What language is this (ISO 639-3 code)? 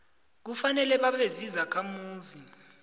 nbl